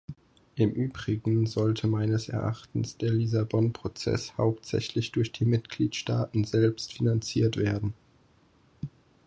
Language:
German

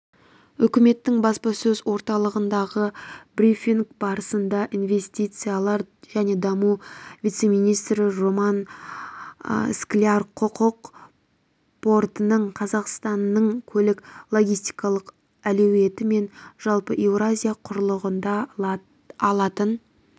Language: Kazakh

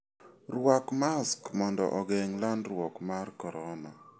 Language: Luo (Kenya and Tanzania)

